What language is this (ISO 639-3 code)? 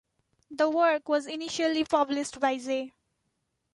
eng